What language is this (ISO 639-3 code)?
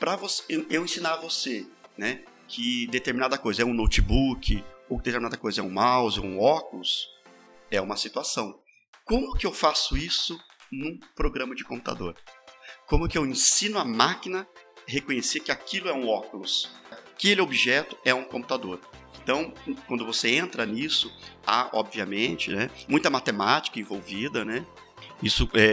por